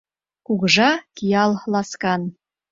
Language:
Mari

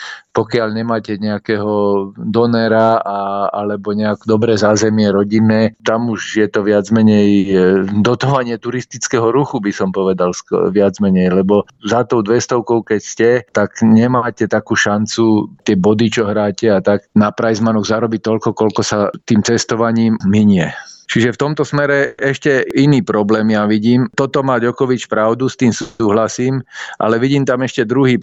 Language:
Slovak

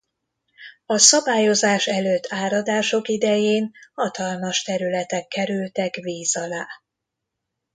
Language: Hungarian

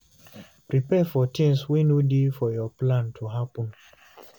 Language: Nigerian Pidgin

